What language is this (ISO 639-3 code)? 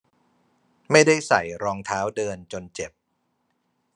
tha